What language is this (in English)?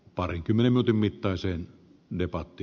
Finnish